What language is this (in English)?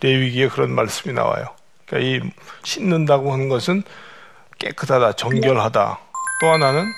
Korean